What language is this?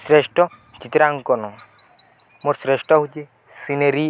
Odia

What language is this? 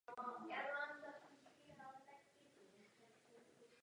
Czech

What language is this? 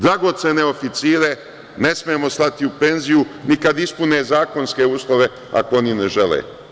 Serbian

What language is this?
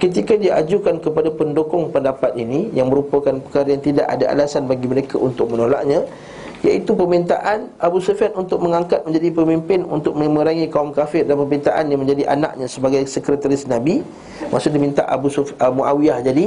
Malay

